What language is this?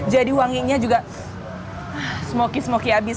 Indonesian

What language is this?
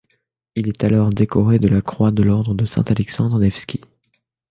French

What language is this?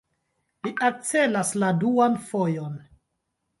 Esperanto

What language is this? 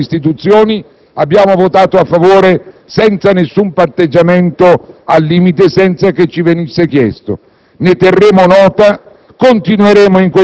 Italian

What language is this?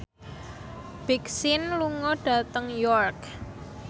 Javanese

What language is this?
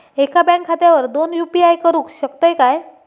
Marathi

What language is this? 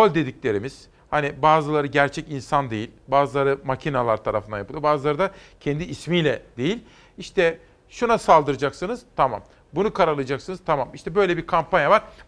Turkish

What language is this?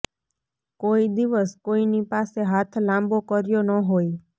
Gujarati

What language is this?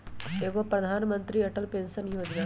Magahi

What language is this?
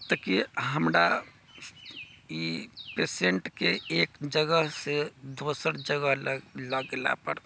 Maithili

